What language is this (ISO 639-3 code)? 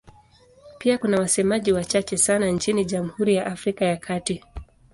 swa